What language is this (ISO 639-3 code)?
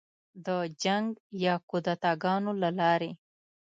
pus